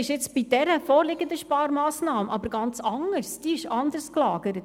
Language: Swiss German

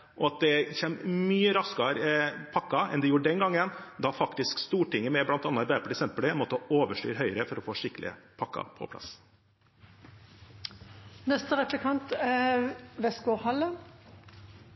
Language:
Norwegian Bokmål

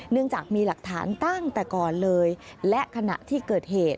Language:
Thai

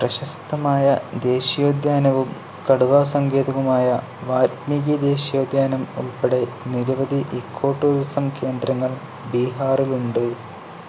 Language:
Malayalam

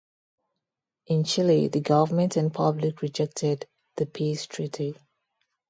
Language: English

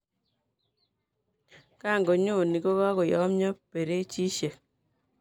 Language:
Kalenjin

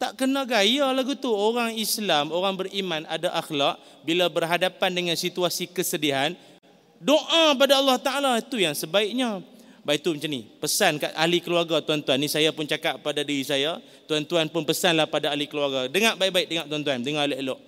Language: Malay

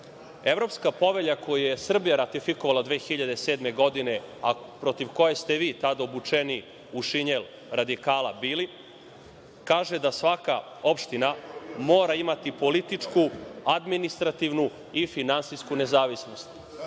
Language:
Serbian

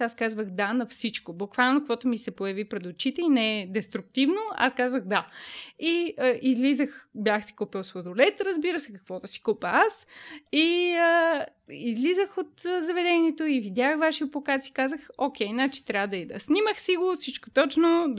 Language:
Bulgarian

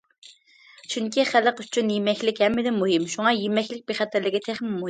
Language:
Uyghur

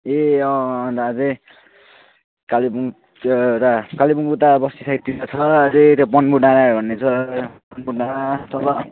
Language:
Nepali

